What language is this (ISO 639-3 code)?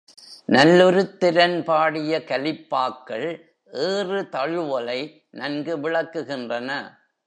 tam